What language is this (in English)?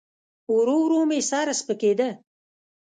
Pashto